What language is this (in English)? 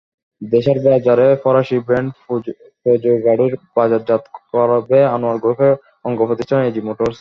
Bangla